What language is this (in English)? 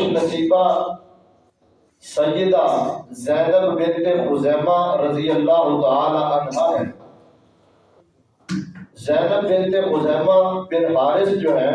Urdu